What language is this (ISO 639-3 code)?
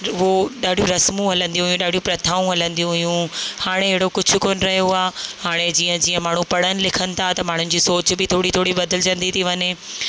snd